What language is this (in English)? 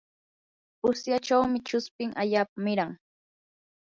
Yanahuanca Pasco Quechua